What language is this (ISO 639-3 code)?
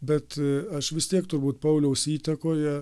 lit